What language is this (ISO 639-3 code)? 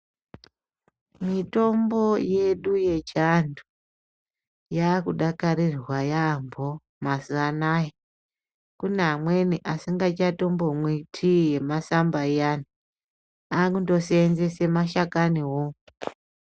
ndc